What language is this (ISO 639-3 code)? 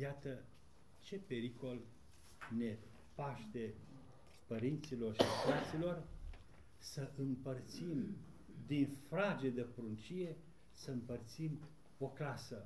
ron